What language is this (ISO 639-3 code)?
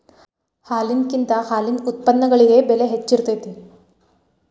kan